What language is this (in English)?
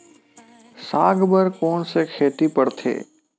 Chhattisgarhi